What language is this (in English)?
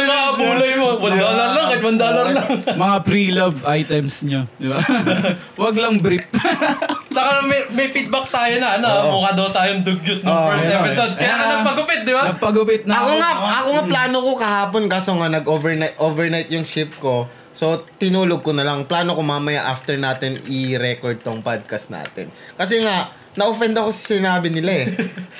Filipino